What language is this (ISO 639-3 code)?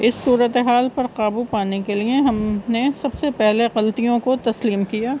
urd